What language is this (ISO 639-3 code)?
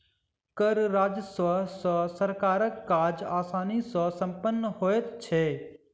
mai